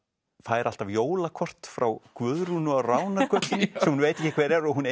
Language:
Icelandic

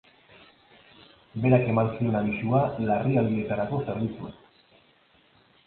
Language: Basque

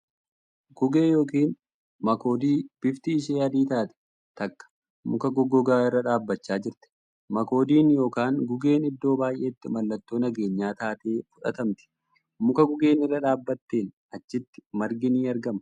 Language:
Oromo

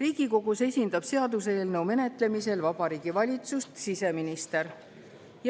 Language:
Estonian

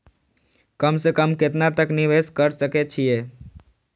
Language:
Maithili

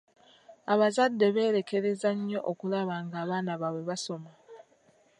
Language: Ganda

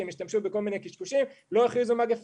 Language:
Hebrew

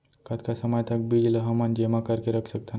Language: Chhattisgarhi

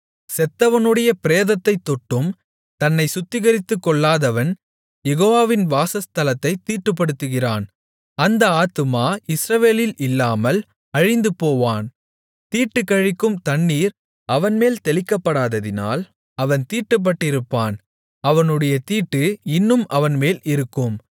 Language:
Tamil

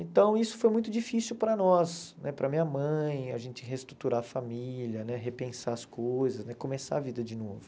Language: Portuguese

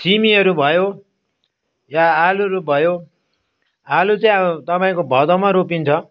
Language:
Nepali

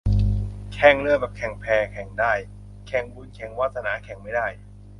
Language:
Thai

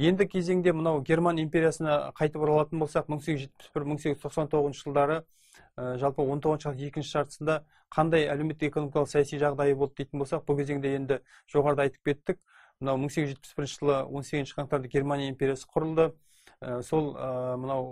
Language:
Turkish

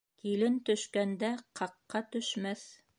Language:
Bashkir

